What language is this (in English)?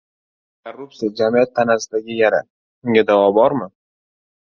Uzbek